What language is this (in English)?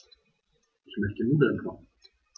German